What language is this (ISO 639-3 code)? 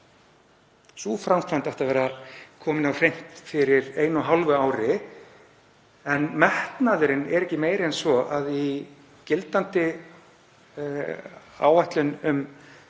isl